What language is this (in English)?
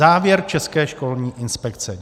Czech